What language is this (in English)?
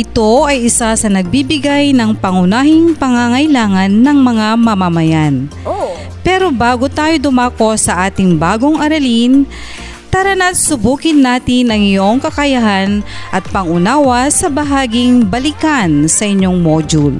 Filipino